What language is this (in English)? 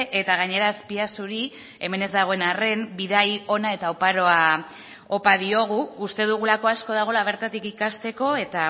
Basque